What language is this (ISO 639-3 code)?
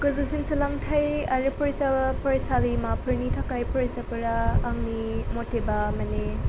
brx